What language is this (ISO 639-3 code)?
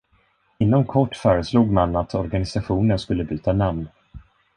swe